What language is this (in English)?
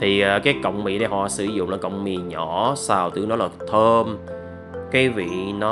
Vietnamese